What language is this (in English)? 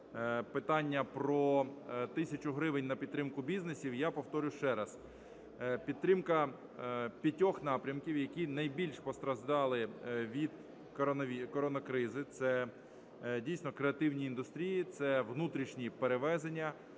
Ukrainian